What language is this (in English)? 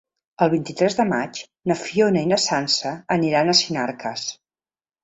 Catalan